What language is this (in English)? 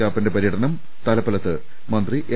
Malayalam